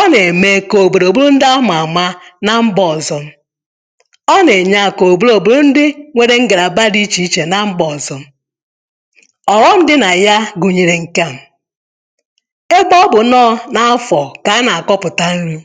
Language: Igbo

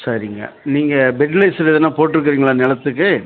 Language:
Tamil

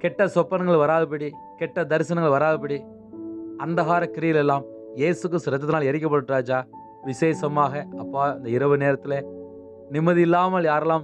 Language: Romanian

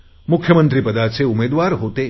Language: Marathi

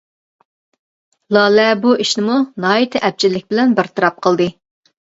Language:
Uyghur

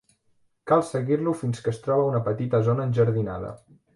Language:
Catalan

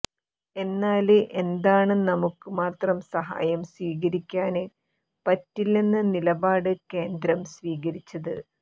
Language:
Malayalam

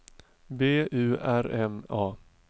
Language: Swedish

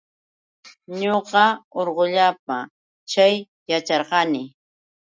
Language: Yauyos Quechua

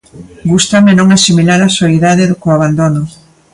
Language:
Galician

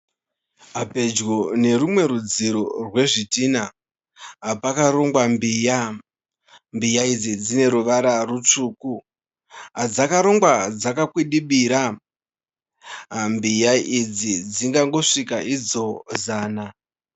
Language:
Shona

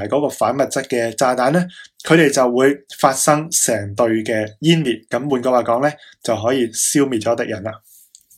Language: Chinese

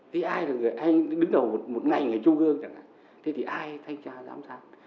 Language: Vietnamese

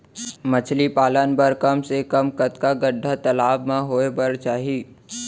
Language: Chhattisgarhi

